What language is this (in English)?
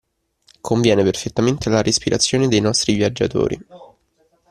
Italian